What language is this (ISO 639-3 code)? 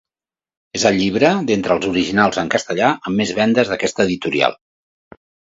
cat